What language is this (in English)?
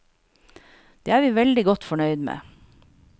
Norwegian